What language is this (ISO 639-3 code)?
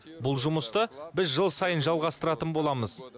kaz